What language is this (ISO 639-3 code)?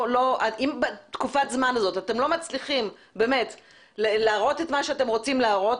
heb